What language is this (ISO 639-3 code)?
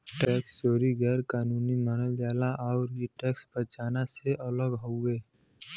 bho